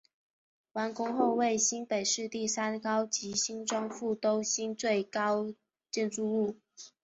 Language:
Chinese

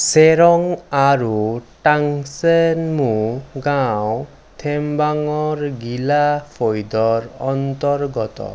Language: Assamese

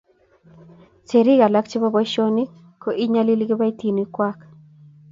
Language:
Kalenjin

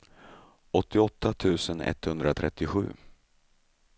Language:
Swedish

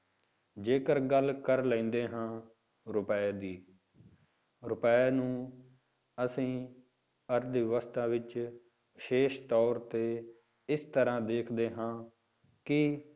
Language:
Punjabi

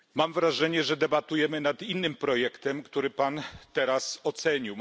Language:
Polish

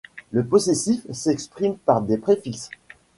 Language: French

